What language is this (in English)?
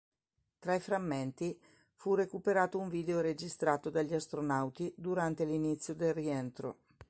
Italian